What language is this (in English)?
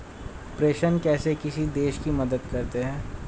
Hindi